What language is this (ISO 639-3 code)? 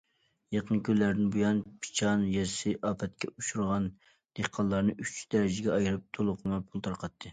uig